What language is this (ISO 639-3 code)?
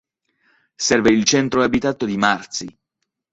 ita